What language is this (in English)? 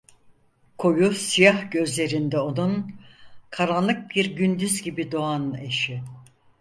Turkish